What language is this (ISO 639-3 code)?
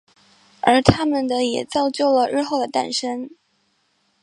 zho